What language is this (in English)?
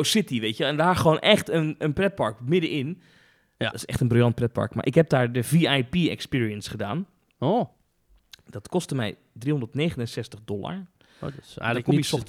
Dutch